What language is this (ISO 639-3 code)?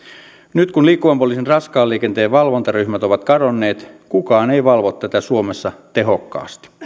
fin